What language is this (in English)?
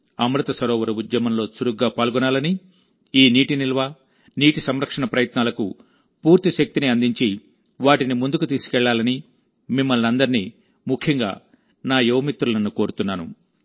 Telugu